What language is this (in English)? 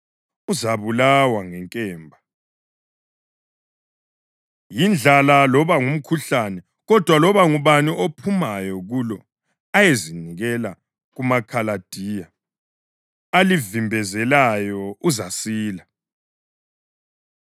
North Ndebele